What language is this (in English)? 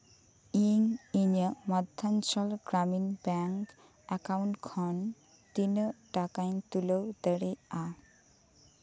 Santali